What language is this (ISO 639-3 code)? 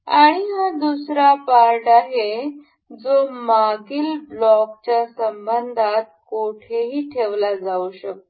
mar